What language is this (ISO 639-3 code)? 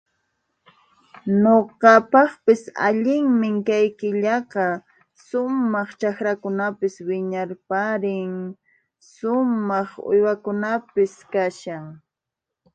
qxp